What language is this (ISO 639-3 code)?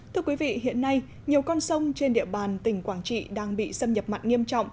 vie